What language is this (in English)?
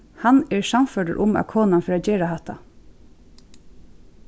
Faroese